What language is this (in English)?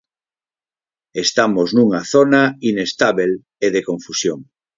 Galician